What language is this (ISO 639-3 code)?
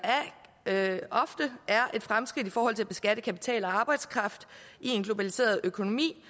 dan